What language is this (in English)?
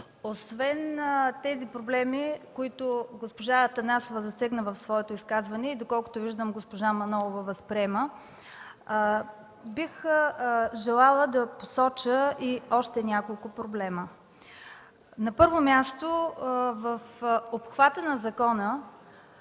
Bulgarian